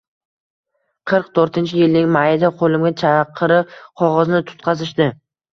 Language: Uzbek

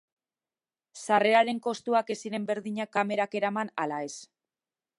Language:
Basque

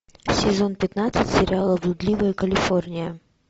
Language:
Russian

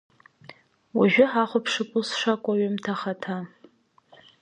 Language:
Abkhazian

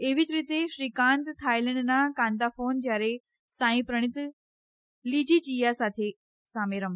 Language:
Gujarati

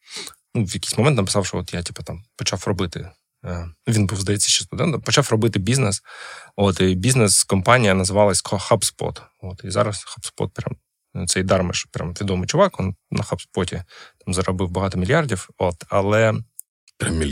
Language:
Ukrainian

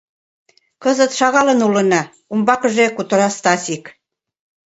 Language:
Mari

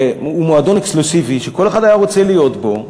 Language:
Hebrew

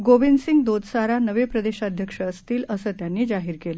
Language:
Marathi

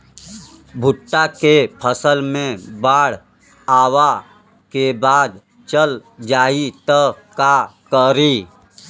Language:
Bhojpuri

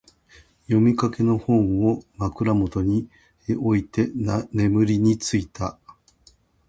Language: Japanese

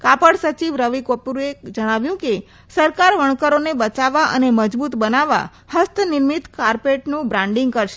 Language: Gujarati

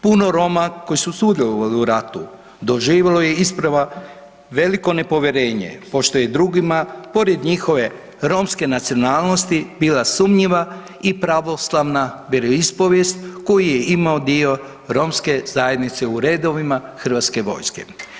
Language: Croatian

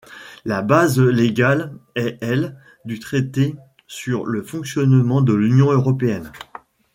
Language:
French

